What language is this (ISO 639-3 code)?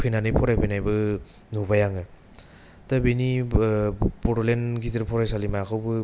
brx